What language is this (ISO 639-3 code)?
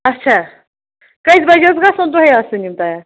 kas